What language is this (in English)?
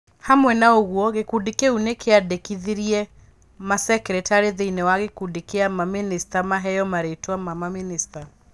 Kikuyu